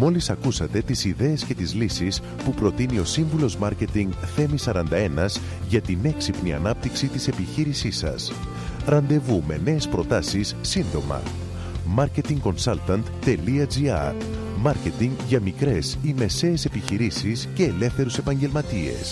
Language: Greek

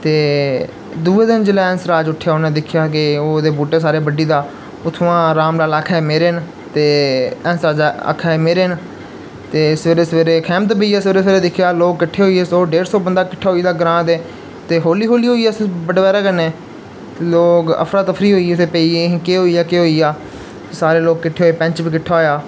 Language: Dogri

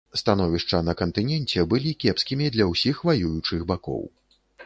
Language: Belarusian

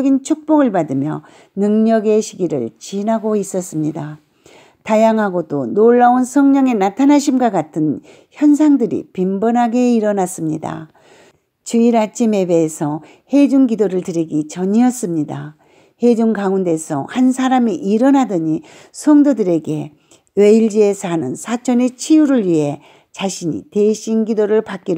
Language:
Korean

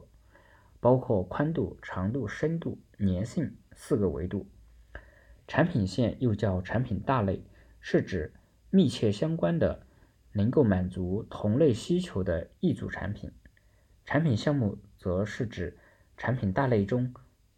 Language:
Chinese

